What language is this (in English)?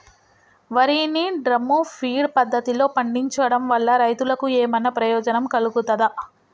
Telugu